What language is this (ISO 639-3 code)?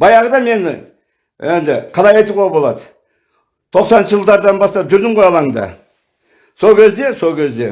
tur